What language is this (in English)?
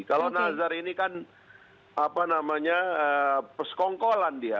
Indonesian